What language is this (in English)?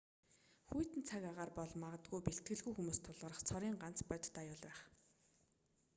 Mongolian